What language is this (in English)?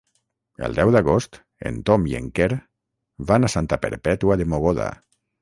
Catalan